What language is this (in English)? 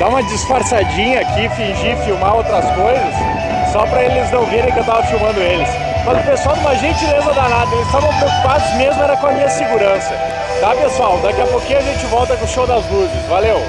Portuguese